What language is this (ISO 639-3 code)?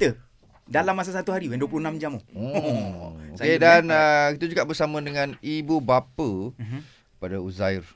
msa